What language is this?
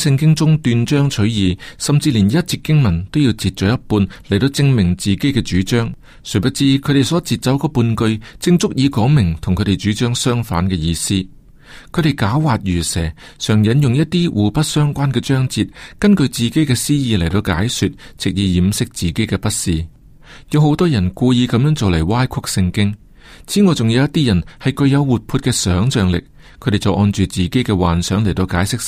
Chinese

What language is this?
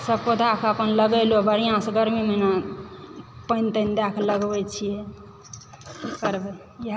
Maithili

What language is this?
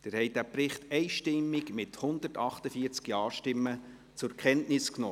Swiss German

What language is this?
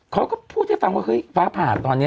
Thai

